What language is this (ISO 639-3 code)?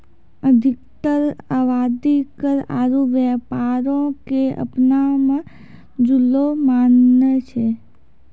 mai